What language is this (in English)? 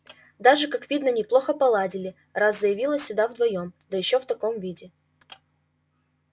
Russian